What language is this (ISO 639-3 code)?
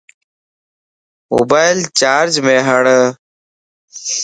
lss